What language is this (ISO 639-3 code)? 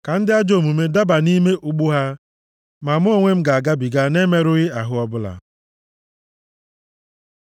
ibo